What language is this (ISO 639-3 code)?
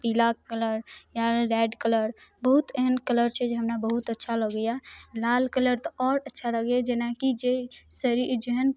mai